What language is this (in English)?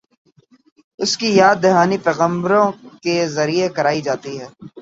Urdu